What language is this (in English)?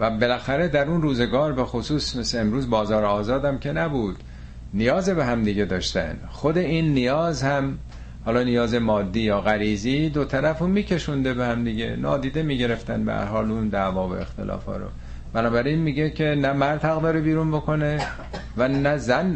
Persian